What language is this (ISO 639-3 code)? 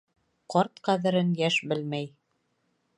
bak